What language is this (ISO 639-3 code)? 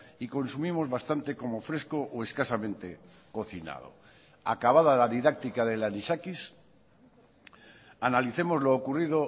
spa